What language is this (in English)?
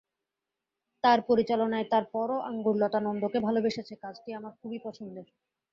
Bangla